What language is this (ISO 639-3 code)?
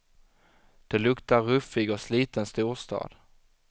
swe